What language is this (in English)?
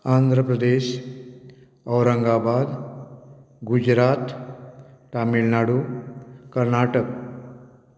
Konkani